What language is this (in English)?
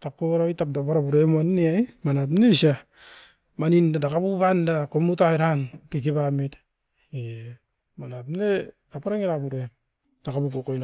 Askopan